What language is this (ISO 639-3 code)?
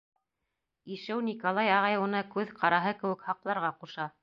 bak